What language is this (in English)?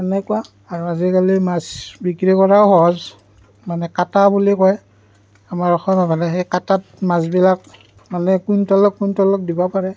Assamese